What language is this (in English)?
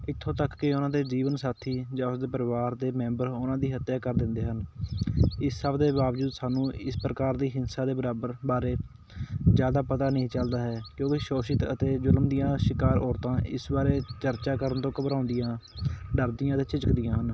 Punjabi